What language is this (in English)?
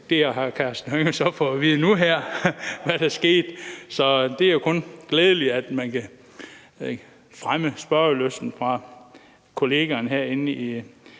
Danish